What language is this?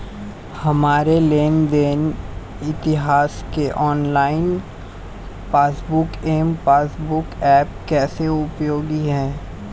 Hindi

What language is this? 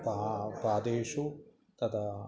Sanskrit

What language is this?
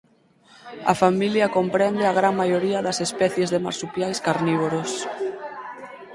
Galician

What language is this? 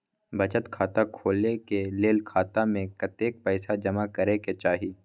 Maithili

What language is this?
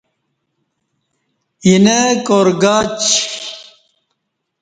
Kati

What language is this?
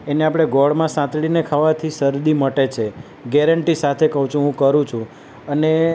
Gujarati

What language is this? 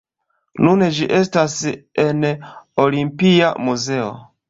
Esperanto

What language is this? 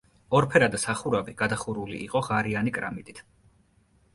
Georgian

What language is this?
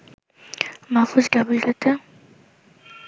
Bangla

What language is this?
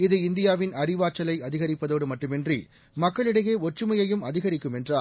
Tamil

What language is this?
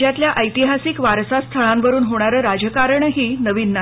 Marathi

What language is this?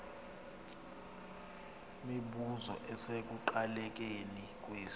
Xhosa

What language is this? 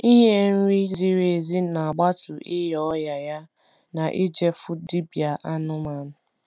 Igbo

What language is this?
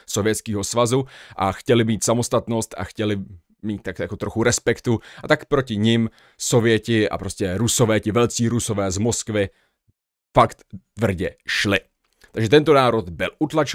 Czech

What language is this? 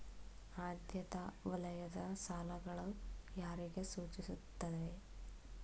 Kannada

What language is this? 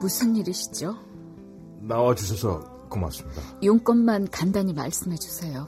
Korean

